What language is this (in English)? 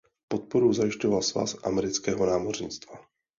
Czech